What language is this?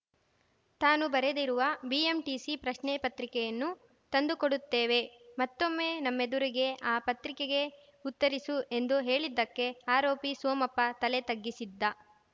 Kannada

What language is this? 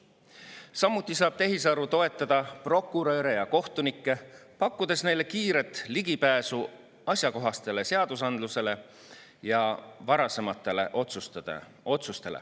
Estonian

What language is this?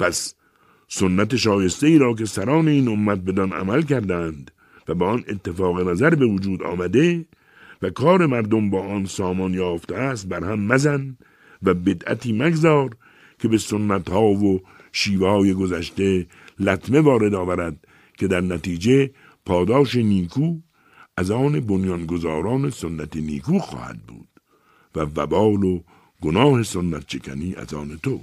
Persian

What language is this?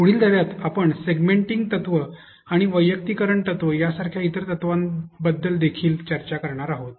Marathi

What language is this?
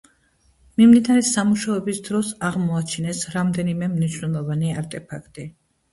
Georgian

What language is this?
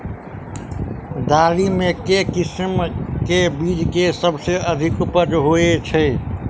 Maithili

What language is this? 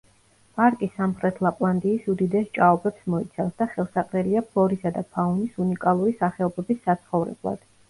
Georgian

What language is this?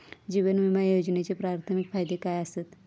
Marathi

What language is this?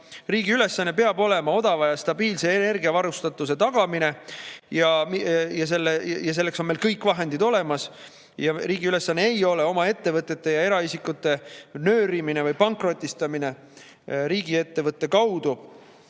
Estonian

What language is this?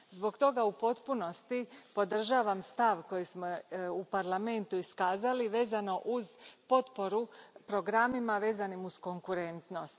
Croatian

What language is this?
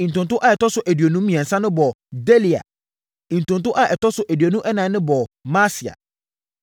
Akan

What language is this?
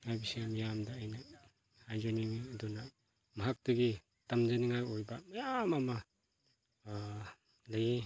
Manipuri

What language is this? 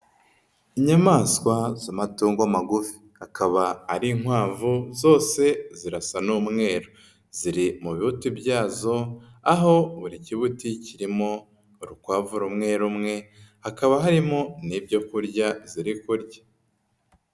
Kinyarwanda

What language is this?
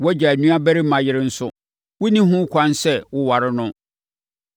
Akan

